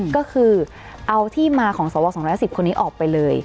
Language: Thai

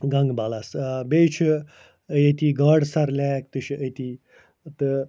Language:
Kashmiri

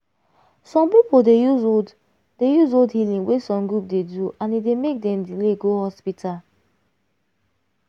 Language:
Nigerian Pidgin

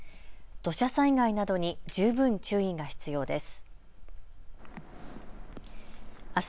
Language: Japanese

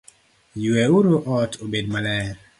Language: Luo (Kenya and Tanzania)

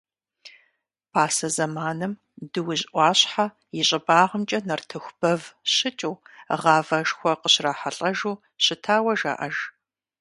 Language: Kabardian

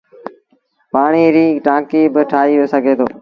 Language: Sindhi Bhil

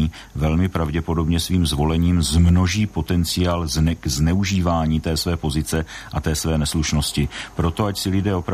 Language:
Czech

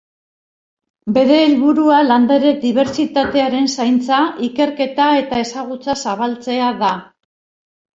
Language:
Basque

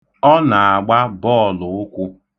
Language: Igbo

